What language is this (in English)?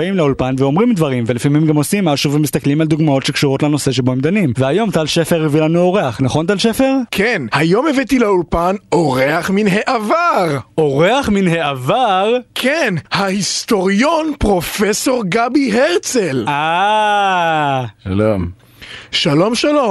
Hebrew